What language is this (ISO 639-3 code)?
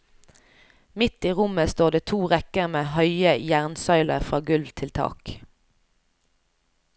nor